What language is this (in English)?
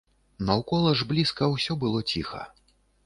Belarusian